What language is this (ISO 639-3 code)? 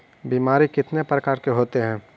mag